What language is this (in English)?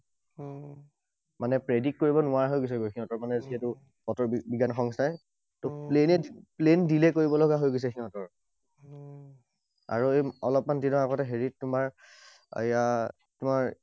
Assamese